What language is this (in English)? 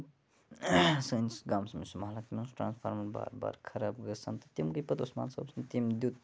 Kashmiri